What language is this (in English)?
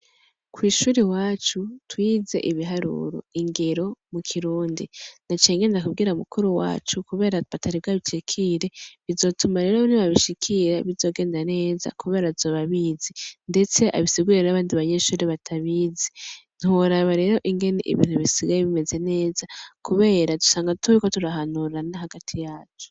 Rundi